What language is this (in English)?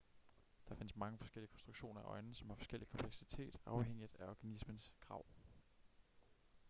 Danish